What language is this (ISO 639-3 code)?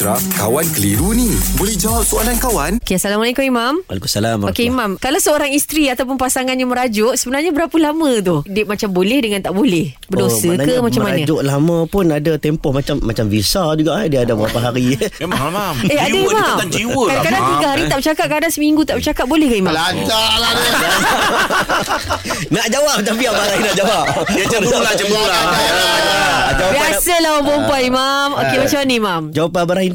msa